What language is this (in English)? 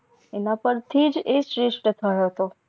Gujarati